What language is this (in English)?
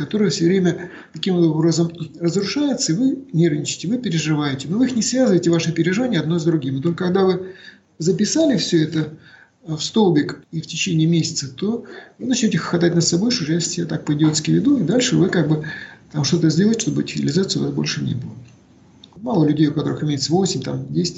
Russian